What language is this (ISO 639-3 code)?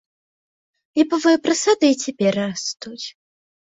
bel